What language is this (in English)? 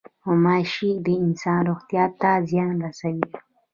Pashto